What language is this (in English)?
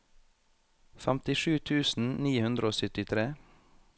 Norwegian